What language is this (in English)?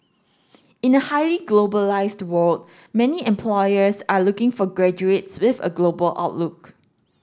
English